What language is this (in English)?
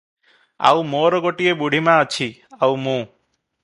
Odia